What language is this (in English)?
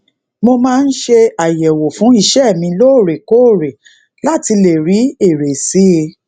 Yoruba